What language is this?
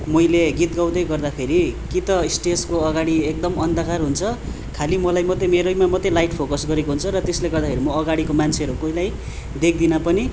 Nepali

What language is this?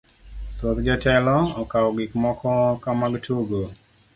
Luo (Kenya and Tanzania)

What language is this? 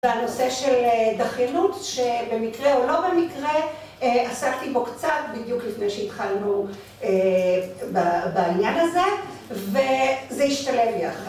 Hebrew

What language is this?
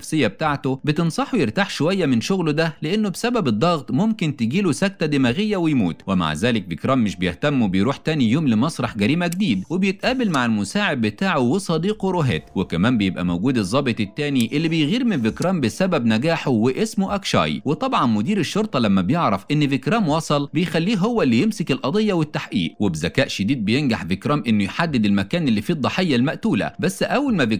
Arabic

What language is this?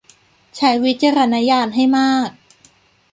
Thai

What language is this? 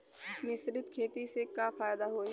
Bhojpuri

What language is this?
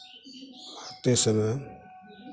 Hindi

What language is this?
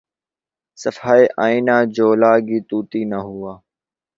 Urdu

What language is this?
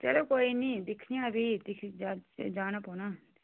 Dogri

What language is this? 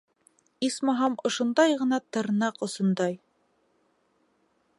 Bashkir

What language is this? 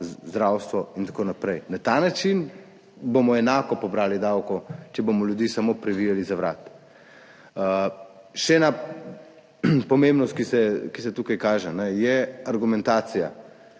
Slovenian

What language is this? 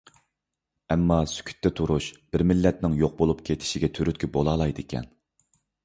Uyghur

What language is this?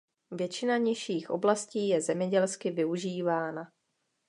Czech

